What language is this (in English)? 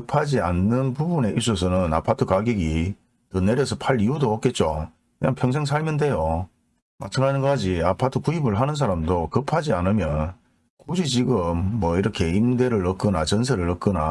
Korean